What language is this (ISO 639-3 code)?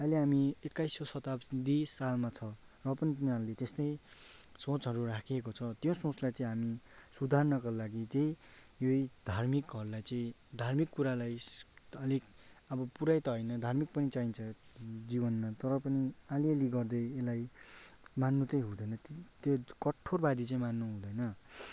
nep